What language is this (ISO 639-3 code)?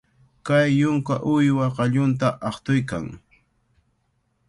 qvl